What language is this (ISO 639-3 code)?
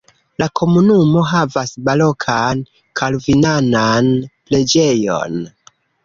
epo